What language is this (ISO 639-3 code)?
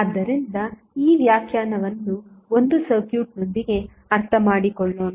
kan